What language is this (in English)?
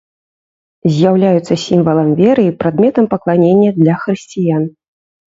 Belarusian